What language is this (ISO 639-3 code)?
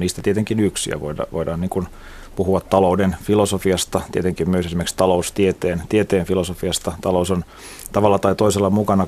fin